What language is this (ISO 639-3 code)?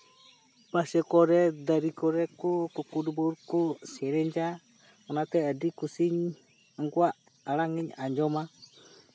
sat